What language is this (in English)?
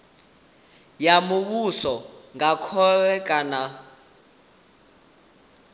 Venda